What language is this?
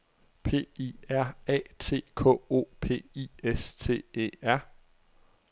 Danish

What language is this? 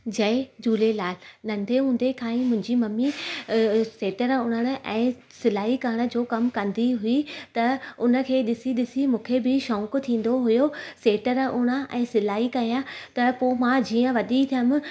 Sindhi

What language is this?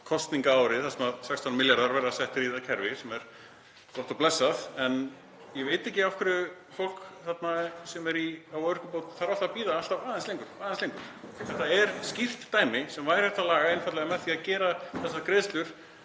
Icelandic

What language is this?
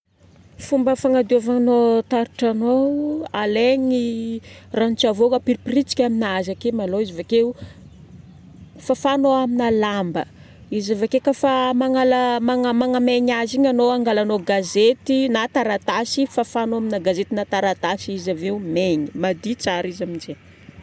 Northern Betsimisaraka Malagasy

